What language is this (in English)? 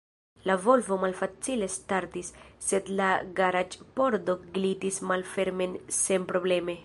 Esperanto